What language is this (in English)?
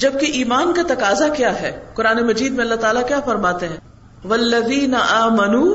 Urdu